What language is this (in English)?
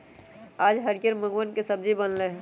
Magahi